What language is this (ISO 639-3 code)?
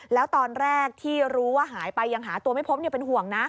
tha